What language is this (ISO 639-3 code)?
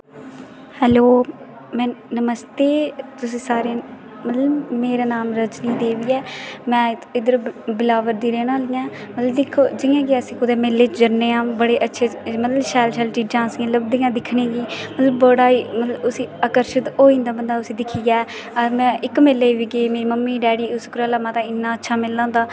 doi